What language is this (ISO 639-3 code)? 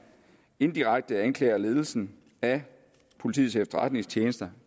dan